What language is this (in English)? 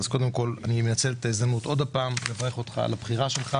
Hebrew